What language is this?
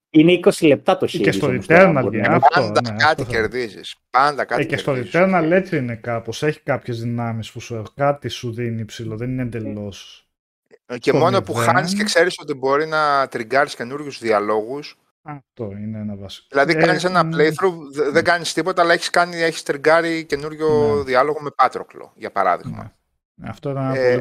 Greek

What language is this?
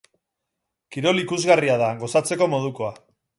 Basque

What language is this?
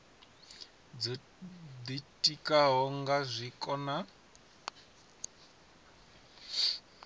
Venda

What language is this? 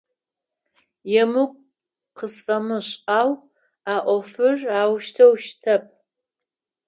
Adyghe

